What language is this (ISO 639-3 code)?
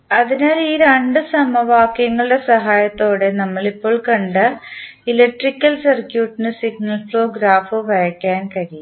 mal